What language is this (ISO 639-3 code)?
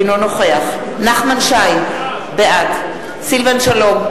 heb